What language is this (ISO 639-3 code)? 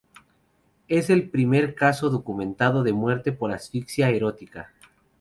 spa